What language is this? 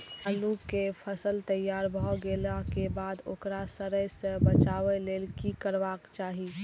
Maithili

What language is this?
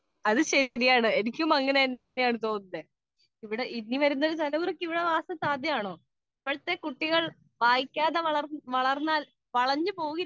Malayalam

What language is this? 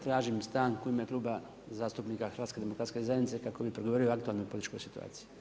Croatian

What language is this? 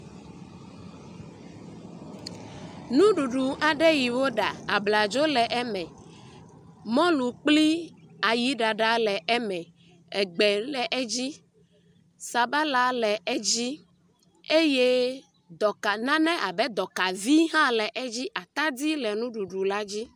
Ewe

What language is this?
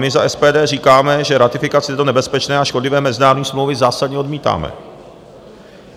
Czech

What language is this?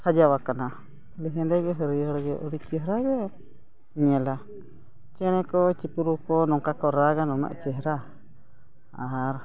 Santali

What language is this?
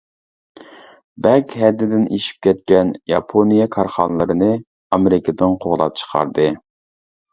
Uyghur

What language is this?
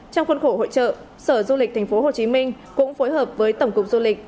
Vietnamese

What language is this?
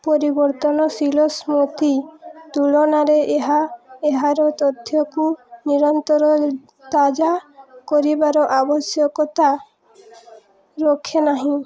Odia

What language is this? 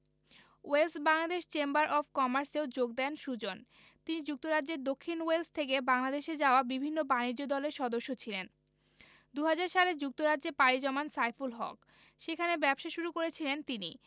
Bangla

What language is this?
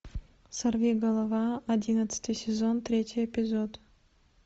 Russian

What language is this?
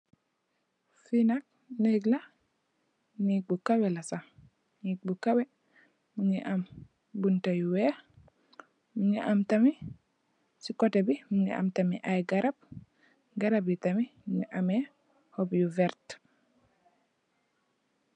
Wolof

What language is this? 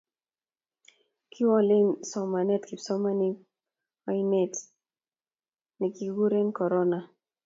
Kalenjin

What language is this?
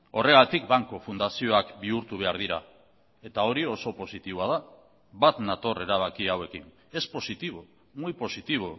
Basque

